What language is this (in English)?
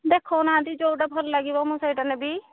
Odia